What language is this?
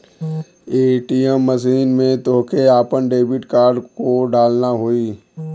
Bhojpuri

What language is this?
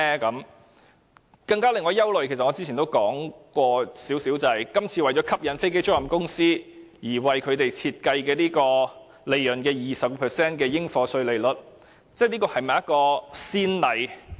Cantonese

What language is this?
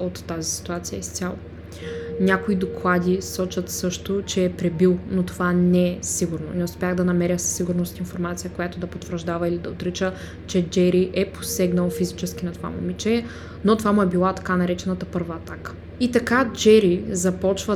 Bulgarian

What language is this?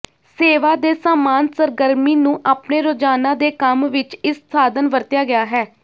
Punjabi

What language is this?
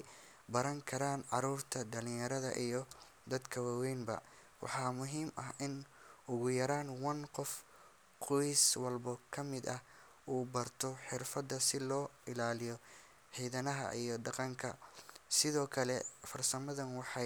Somali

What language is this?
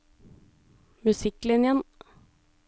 Norwegian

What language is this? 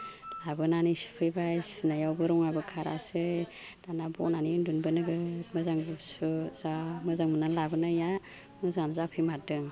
Bodo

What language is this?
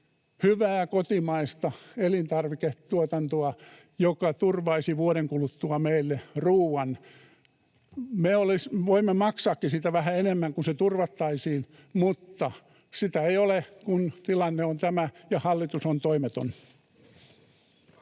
Finnish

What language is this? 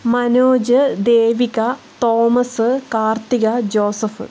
Malayalam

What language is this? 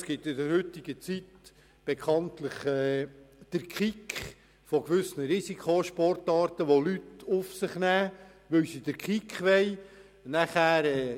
Swiss German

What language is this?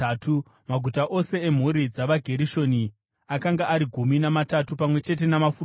Shona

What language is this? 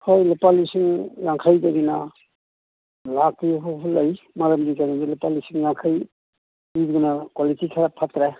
Manipuri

